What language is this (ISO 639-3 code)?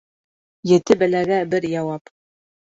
bak